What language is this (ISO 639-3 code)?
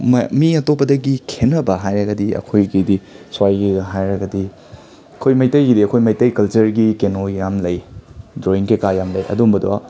mni